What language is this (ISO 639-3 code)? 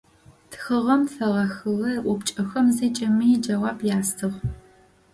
ady